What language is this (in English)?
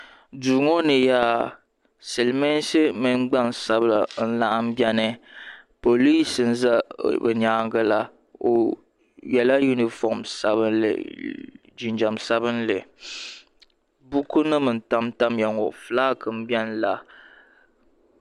Dagbani